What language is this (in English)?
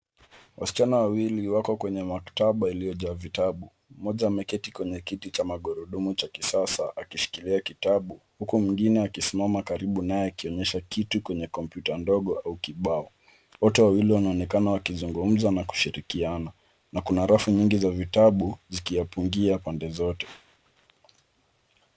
Swahili